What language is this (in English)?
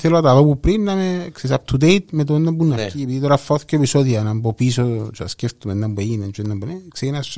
Greek